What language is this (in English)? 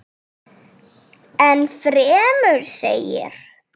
Icelandic